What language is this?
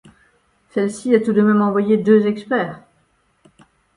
French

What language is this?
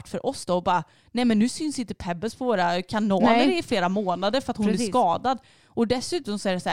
Swedish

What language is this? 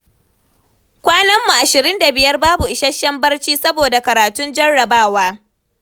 Hausa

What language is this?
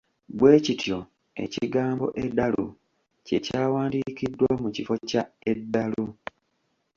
Ganda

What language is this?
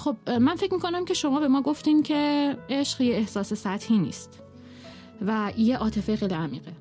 Persian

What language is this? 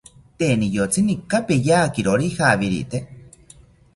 South Ucayali Ashéninka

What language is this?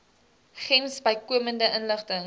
Afrikaans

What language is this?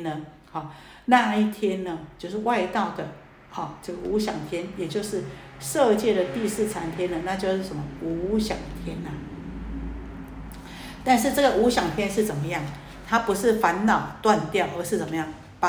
Chinese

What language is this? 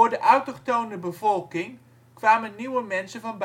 Dutch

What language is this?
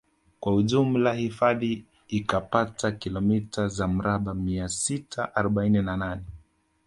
Swahili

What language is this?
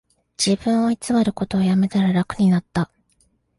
Japanese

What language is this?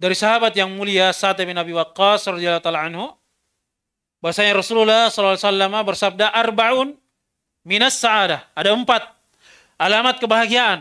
Indonesian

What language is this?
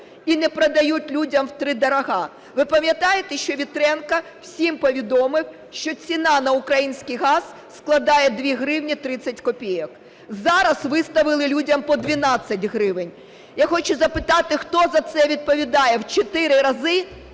Ukrainian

